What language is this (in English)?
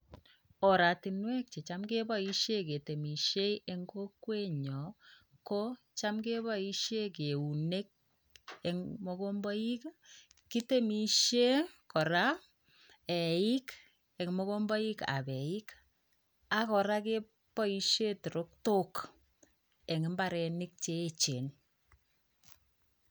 Kalenjin